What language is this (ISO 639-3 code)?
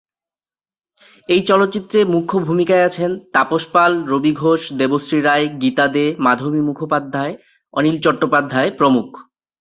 ben